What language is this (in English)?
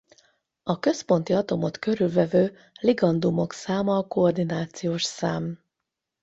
Hungarian